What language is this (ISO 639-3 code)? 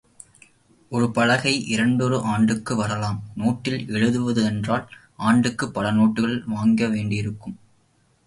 tam